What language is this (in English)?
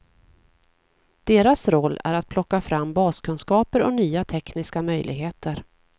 Swedish